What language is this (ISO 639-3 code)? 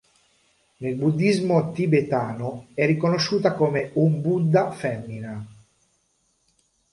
ita